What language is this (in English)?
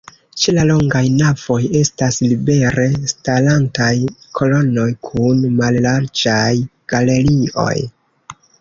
Esperanto